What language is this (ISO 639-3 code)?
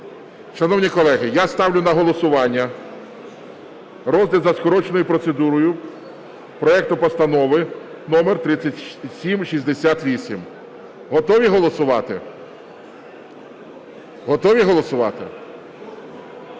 ukr